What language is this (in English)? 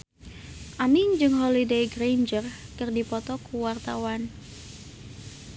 Sundanese